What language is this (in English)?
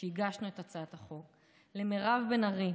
Hebrew